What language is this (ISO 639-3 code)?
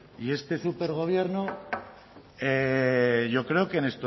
spa